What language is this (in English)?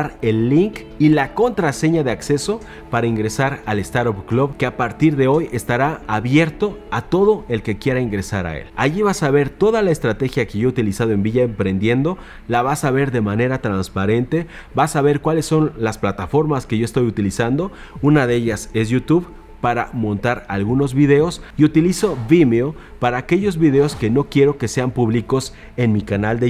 Spanish